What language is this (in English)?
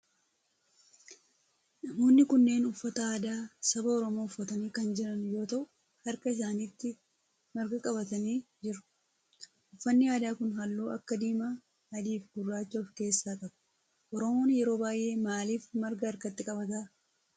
Oromo